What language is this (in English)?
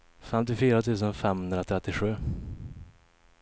Swedish